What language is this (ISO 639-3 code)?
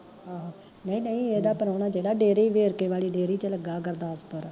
pan